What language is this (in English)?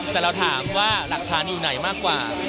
Thai